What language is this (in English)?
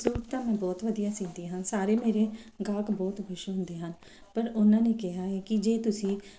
Punjabi